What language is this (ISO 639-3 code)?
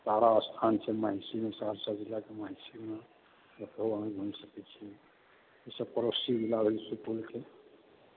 mai